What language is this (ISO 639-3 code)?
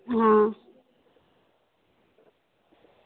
doi